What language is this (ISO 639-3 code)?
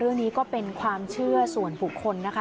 tha